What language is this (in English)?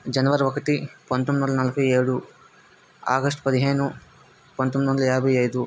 Telugu